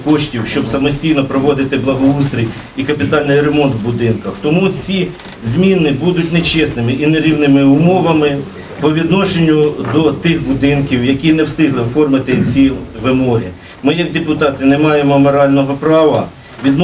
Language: Ukrainian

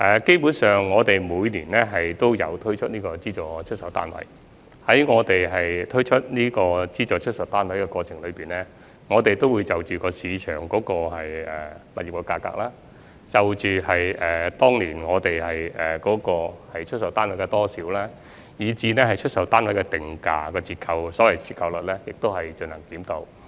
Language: Cantonese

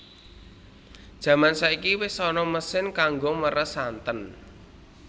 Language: Javanese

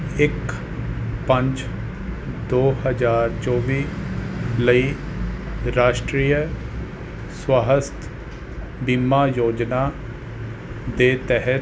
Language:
Punjabi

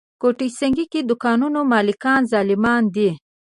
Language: Pashto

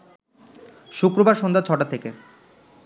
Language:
Bangla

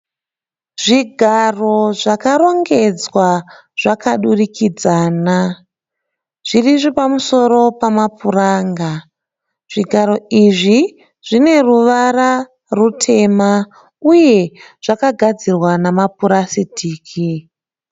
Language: Shona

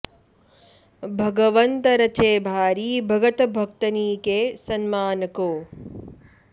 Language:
Sanskrit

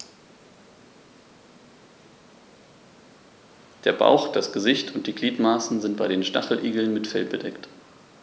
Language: German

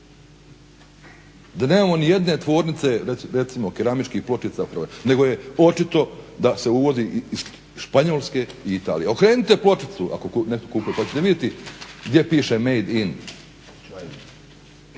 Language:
Croatian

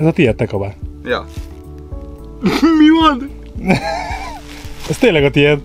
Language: Hungarian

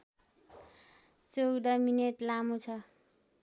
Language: Nepali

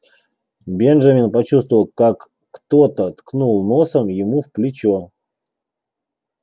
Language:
Russian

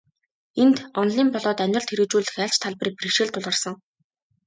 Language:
Mongolian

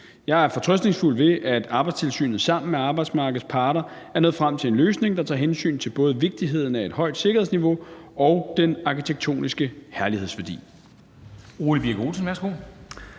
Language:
Danish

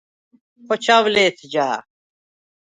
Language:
Svan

